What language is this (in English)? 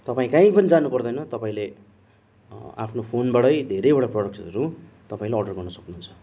Nepali